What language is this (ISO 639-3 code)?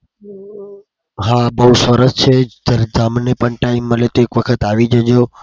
guj